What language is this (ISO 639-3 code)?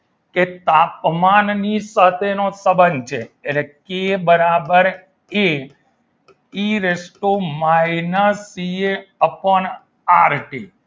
guj